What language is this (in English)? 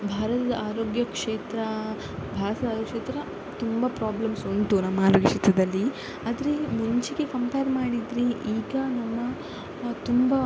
Kannada